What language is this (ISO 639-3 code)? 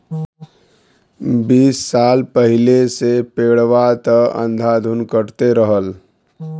bho